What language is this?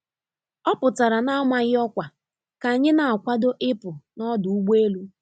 Igbo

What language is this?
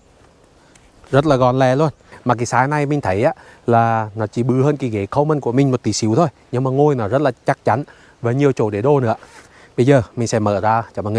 Vietnamese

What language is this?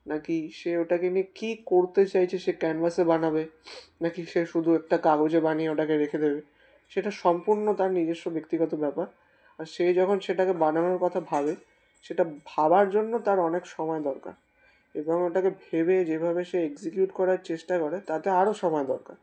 Bangla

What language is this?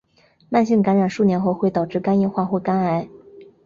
Chinese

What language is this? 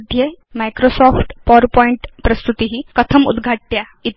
Sanskrit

